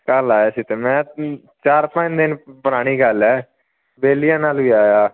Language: Punjabi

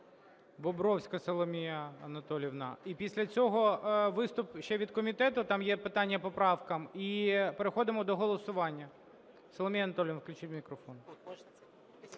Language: Ukrainian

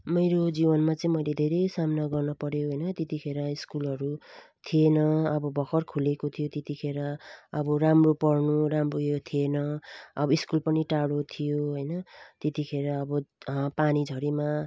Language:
Nepali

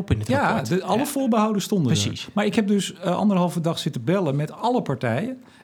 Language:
Dutch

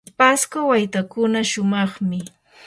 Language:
Yanahuanca Pasco Quechua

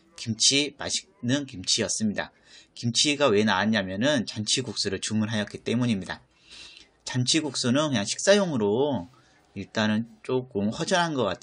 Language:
Korean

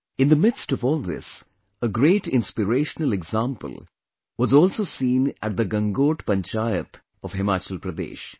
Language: English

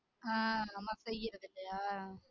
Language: Tamil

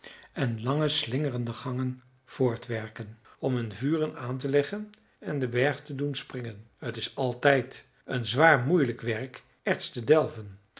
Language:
Dutch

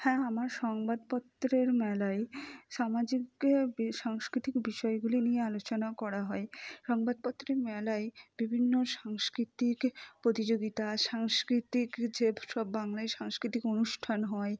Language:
Bangla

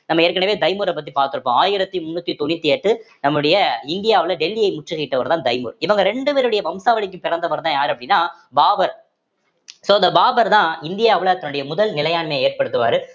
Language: Tamil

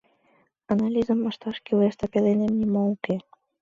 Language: Mari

